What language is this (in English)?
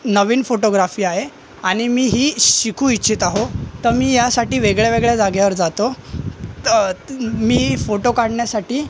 Marathi